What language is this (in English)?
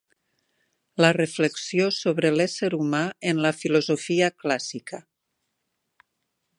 Catalan